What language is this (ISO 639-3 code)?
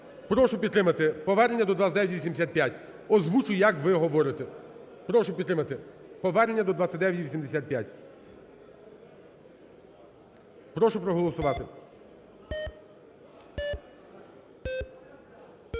ukr